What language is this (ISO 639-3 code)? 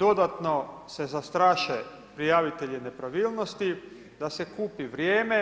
hrv